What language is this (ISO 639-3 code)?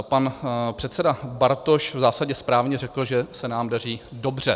ces